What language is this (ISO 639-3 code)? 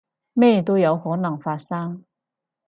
yue